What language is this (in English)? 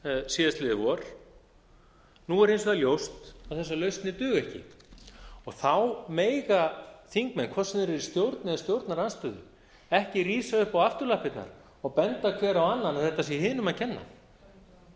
Icelandic